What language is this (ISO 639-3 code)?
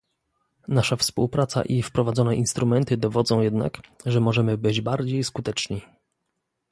pol